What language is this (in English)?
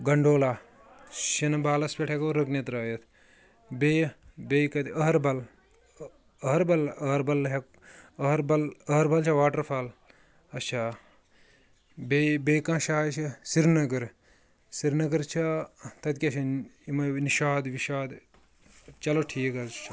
Kashmiri